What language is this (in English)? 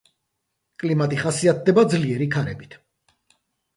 Georgian